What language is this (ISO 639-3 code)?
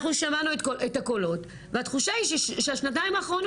heb